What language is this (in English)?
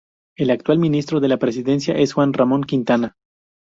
Spanish